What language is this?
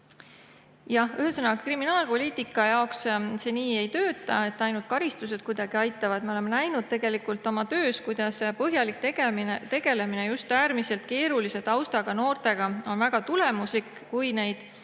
Estonian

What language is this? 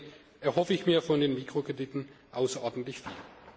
German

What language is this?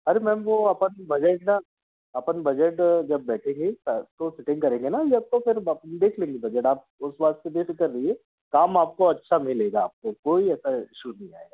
Hindi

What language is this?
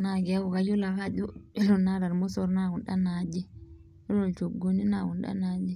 Masai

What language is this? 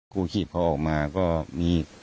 Thai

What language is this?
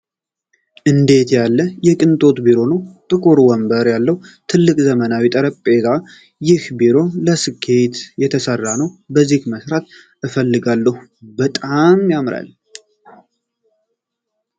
Amharic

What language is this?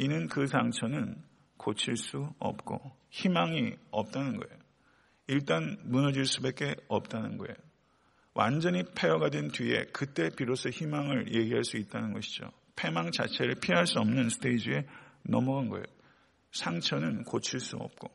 Korean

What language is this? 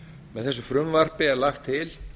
Icelandic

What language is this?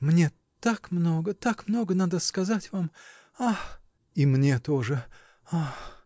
Russian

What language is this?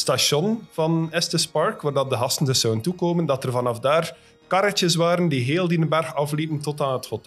Dutch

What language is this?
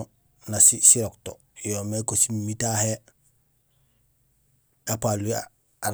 Gusilay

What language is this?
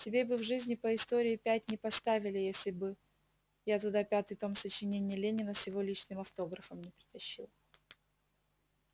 Russian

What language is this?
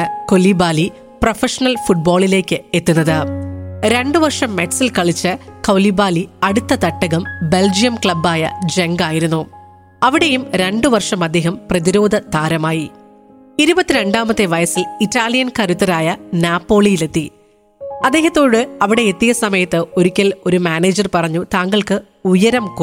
Malayalam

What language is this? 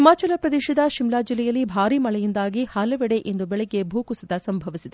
Kannada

